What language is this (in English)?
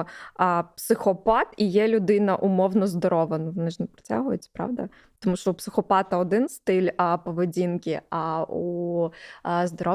Ukrainian